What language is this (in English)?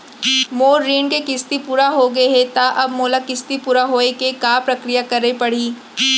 Chhattisgarhi